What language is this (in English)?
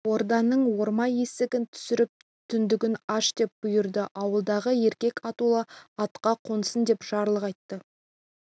Kazakh